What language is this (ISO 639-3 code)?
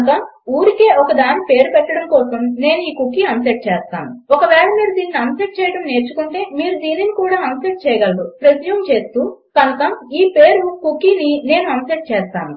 tel